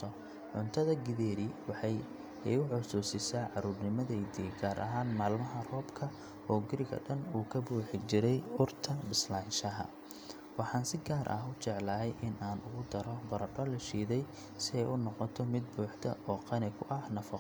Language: Somali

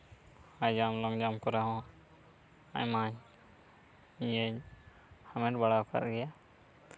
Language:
Santali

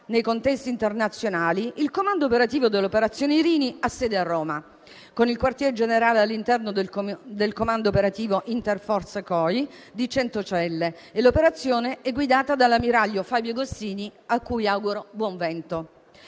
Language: Italian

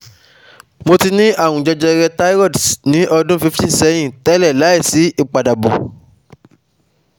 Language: Yoruba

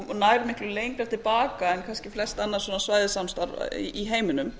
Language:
Icelandic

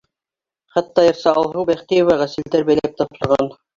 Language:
Bashkir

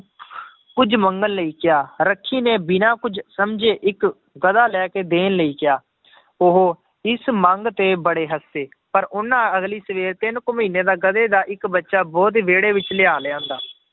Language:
Punjabi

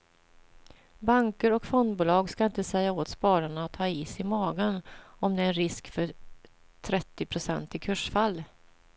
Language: Swedish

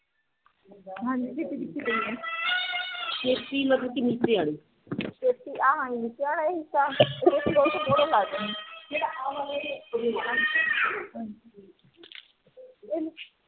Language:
Punjabi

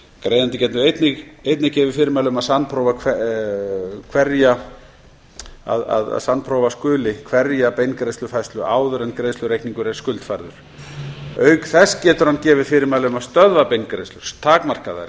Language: Icelandic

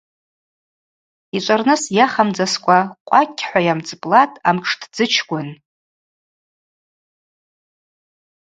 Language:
Abaza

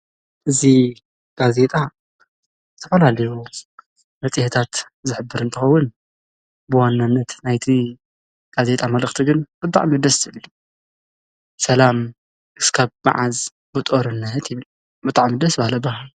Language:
Tigrinya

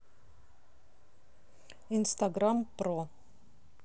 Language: Russian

